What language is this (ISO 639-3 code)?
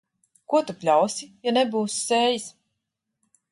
lav